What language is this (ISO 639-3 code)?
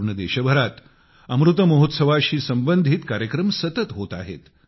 mar